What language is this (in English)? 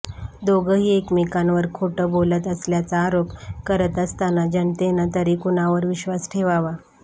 Marathi